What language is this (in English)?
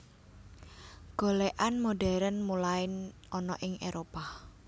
Javanese